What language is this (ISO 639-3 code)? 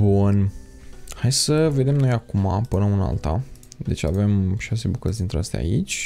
ron